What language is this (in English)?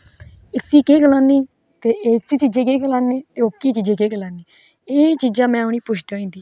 Dogri